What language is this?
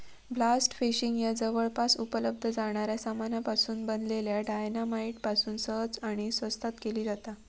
Marathi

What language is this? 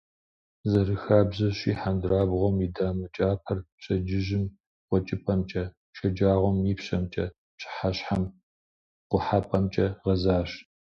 Kabardian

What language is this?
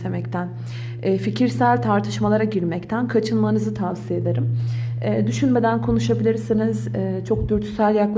Turkish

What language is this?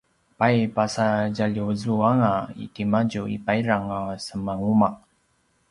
Paiwan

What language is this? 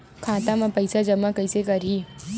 Chhattisgarhi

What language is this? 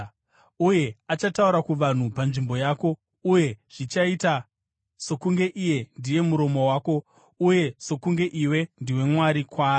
Shona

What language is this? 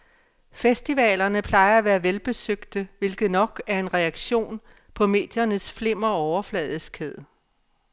Danish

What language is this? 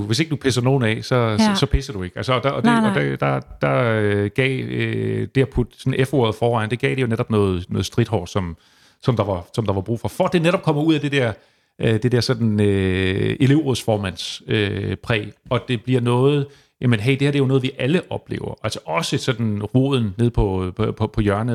Danish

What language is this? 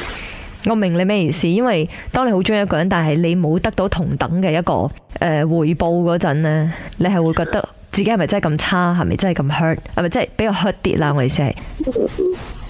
Chinese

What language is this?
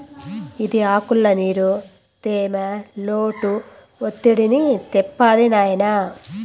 Telugu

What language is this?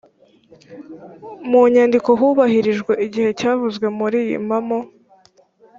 Kinyarwanda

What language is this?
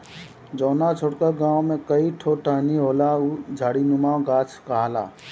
Bhojpuri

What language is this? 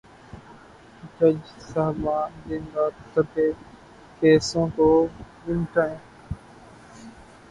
Urdu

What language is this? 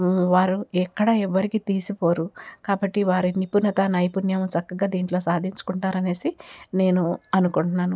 Telugu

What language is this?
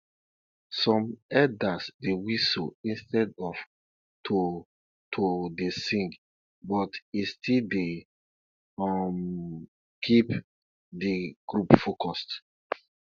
Nigerian Pidgin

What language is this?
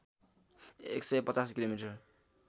Nepali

